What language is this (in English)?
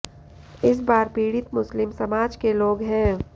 Hindi